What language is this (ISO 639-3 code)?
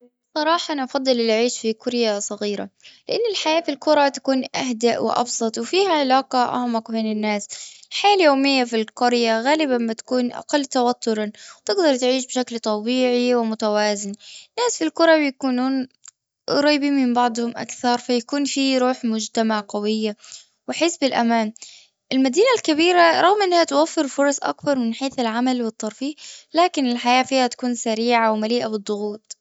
afb